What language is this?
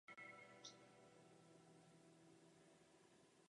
Czech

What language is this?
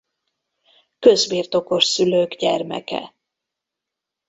Hungarian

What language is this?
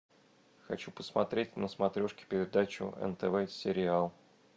Russian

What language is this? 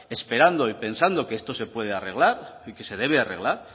Spanish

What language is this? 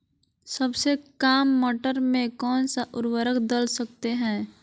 Magahi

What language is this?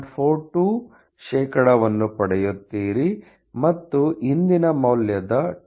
Kannada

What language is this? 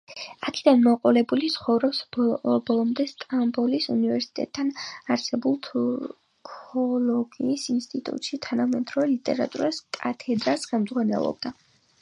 Georgian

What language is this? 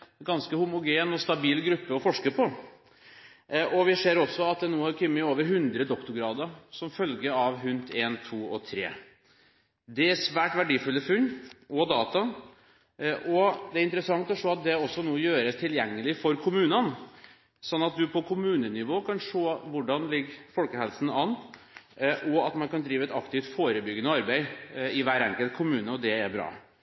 Norwegian Bokmål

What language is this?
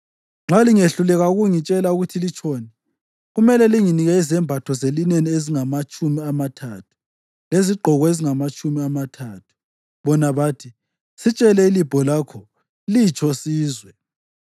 North Ndebele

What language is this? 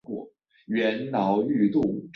Chinese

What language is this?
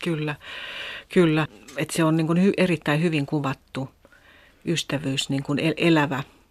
Finnish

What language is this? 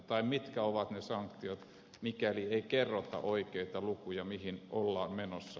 Finnish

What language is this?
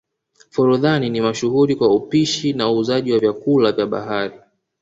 Swahili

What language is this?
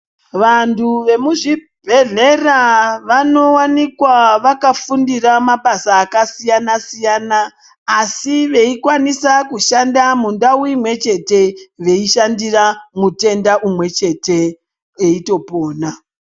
Ndau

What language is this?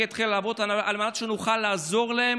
Hebrew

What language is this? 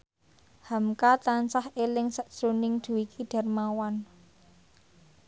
Javanese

